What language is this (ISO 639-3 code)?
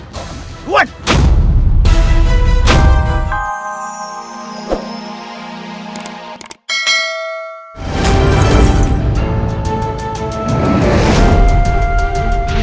ind